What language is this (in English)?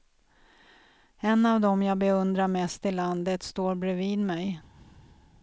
Swedish